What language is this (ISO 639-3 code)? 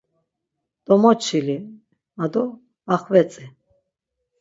lzz